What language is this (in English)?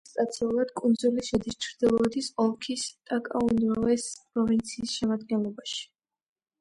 Georgian